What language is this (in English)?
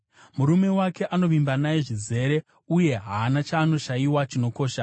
Shona